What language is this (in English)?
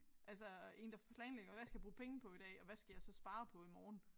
Danish